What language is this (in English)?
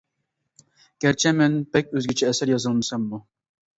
Uyghur